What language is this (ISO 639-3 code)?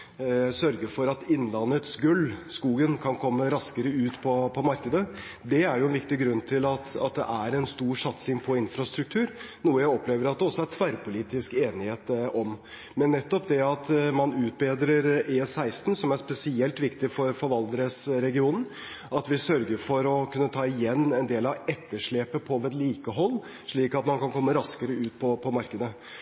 nob